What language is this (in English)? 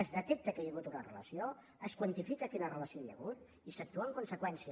Catalan